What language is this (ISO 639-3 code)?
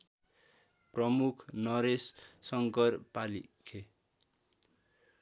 nep